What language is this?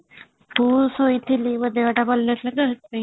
Odia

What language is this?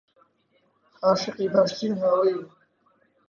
Central Kurdish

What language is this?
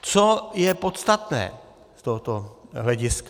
Czech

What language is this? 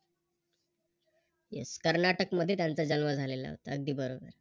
Marathi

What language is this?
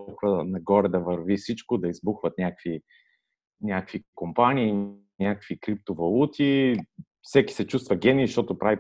Bulgarian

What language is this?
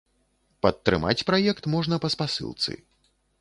Belarusian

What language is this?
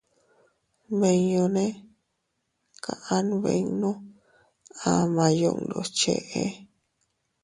Teutila Cuicatec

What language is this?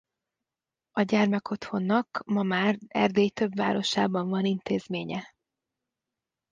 Hungarian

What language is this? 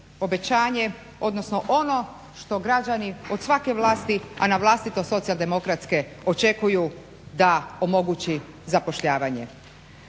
Croatian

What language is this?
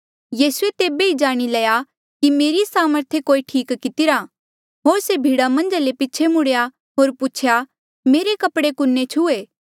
Mandeali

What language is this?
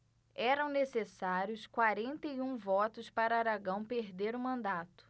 Portuguese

